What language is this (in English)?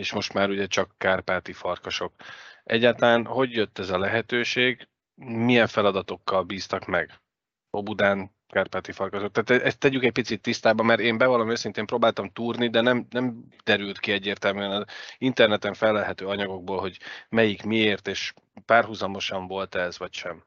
Hungarian